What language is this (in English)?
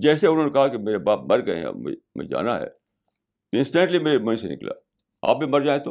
Urdu